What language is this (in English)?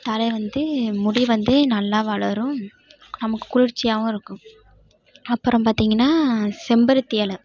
Tamil